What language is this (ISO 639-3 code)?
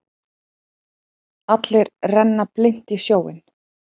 isl